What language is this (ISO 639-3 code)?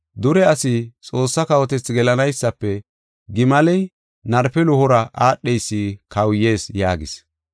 gof